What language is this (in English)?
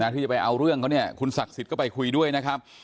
Thai